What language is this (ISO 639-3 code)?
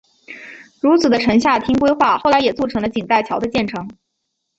zho